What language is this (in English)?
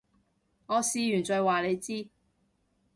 Cantonese